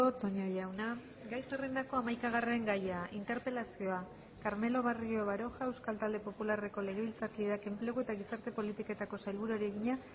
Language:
Basque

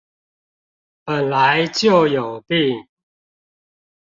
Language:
Chinese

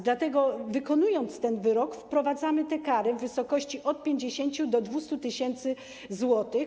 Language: Polish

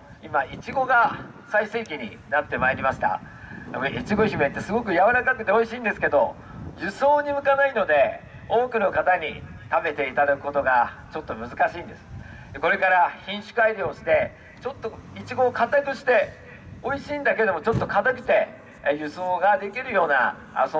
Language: Japanese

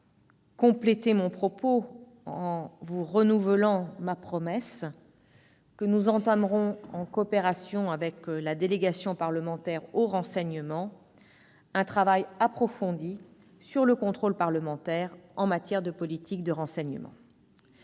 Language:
French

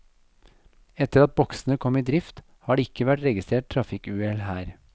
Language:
Norwegian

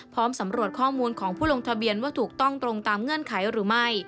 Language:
Thai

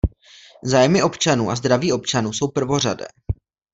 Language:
Czech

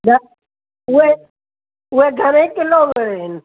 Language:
Sindhi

